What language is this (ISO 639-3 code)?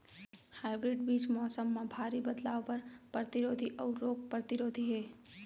hne